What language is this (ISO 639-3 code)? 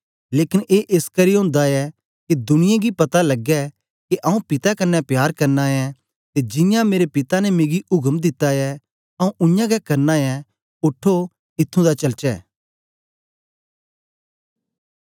doi